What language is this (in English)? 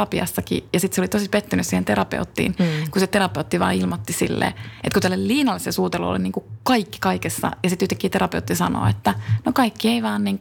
Finnish